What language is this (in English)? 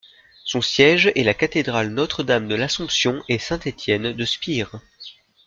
French